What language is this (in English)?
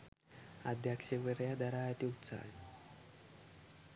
Sinhala